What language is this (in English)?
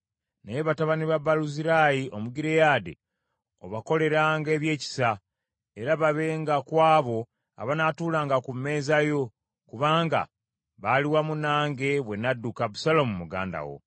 Ganda